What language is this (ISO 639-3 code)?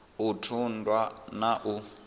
ven